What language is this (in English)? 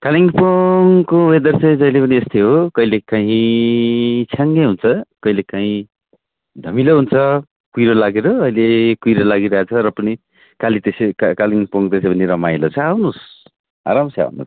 Nepali